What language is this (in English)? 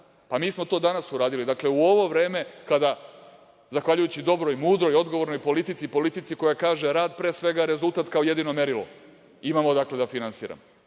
Serbian